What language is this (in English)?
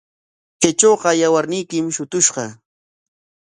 Corongo Ancash Quechua